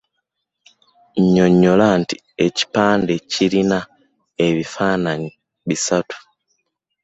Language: Ganda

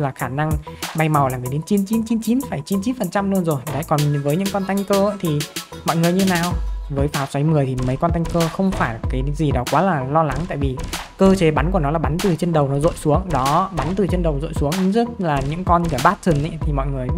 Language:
Vietnamese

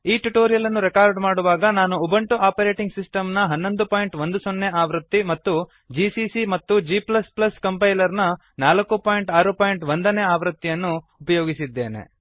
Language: Kannada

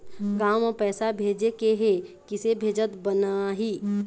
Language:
Chhattisgarhi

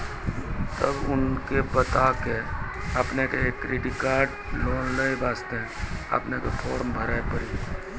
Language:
Maithili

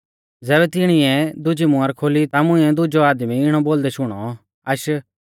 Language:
Mahasu Pahari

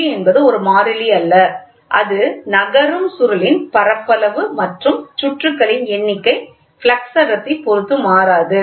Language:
Tamil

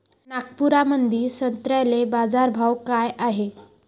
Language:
Marathi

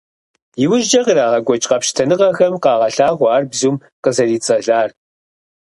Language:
Kabardian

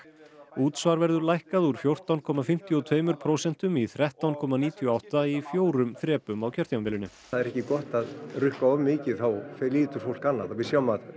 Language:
Icelandic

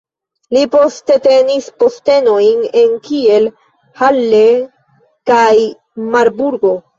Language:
Esperanto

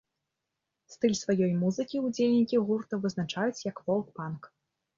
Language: Belarusian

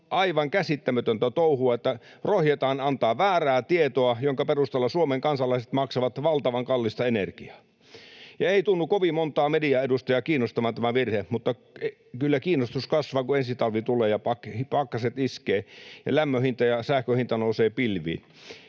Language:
Finnish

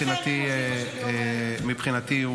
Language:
Hebrew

